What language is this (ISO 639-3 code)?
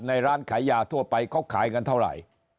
tha